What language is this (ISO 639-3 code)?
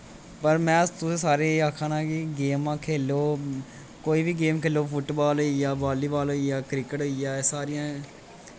doi